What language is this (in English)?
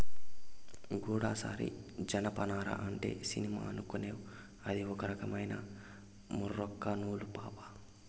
Telugu